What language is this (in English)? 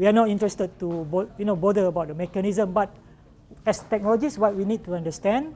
English